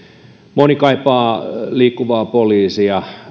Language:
Finnish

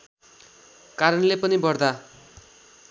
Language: Nepali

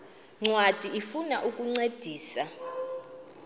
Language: Xhosa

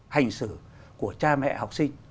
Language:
Vietnamese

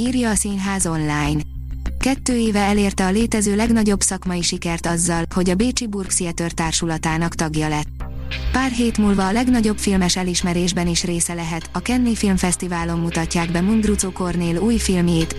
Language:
Hungarian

